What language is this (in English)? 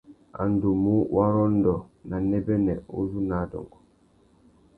Tuki